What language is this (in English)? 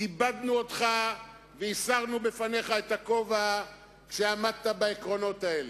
Hebrew